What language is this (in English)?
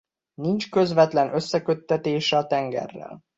Hungarian